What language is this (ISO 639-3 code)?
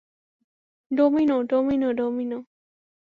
ben